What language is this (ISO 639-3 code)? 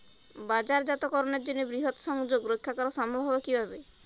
ben